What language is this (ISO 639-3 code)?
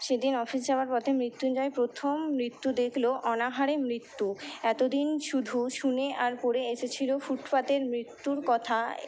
ben